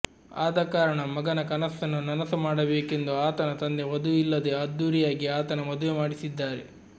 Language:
Kannada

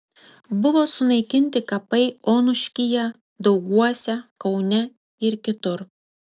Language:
Lithuanian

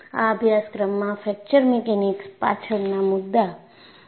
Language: Gujarati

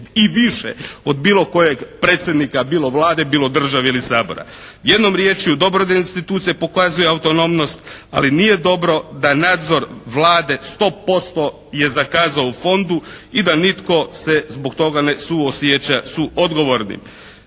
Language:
Croatian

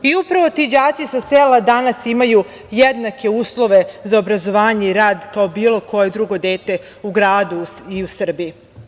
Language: Serbian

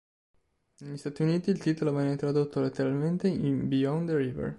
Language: Italian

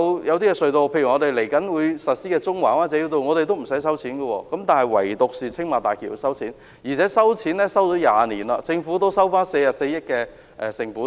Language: Cantonese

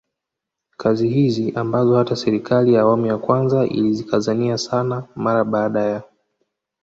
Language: Swahili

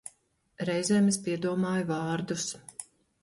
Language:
Latvian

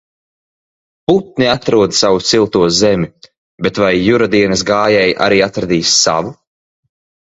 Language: Latvian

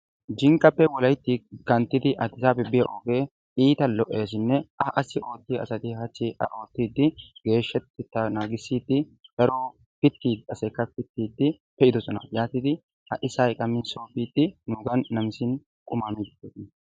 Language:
Wolaytta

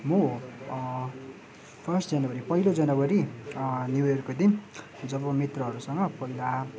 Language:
Nepali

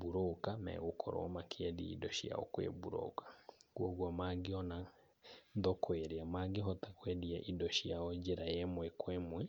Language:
Kikuyu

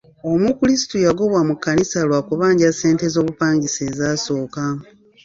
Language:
Ganda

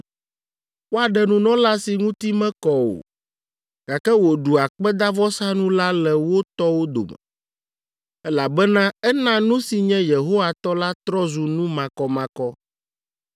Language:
Ewe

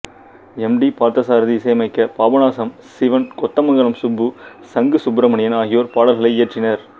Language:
Tamil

